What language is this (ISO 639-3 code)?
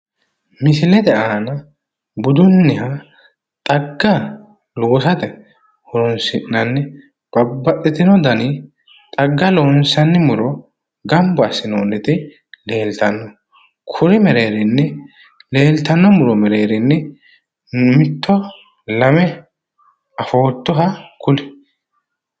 sid